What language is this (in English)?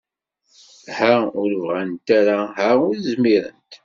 Kabyle